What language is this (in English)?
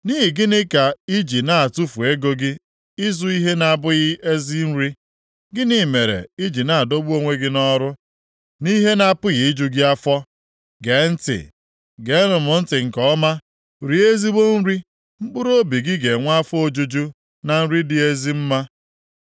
Igbo